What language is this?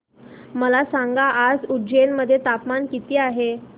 Marathi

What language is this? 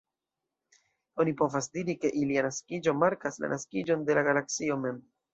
Esperanto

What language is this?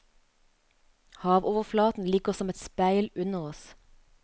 Norwegian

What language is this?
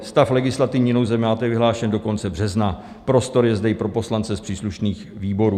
Czech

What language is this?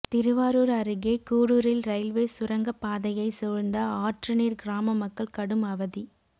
Tamil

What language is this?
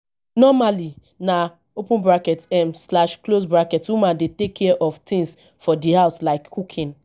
Nigerian Pidgin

